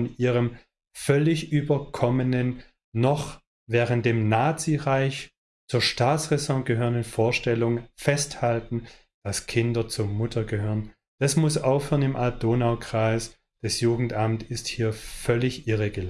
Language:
German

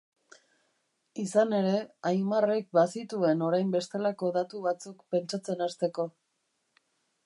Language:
Basque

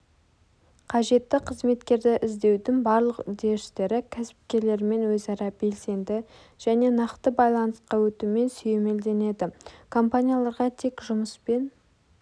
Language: Kazakh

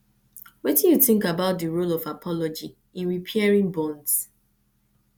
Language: Nigerian Pidgin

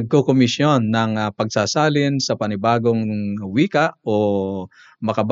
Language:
Filipino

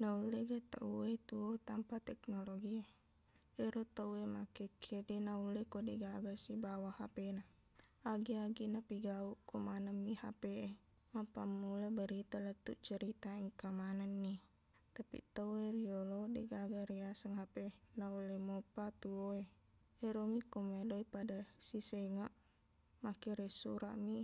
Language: Buginese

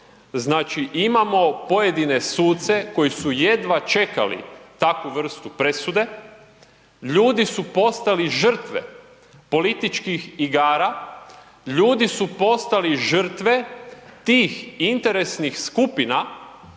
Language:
Croatian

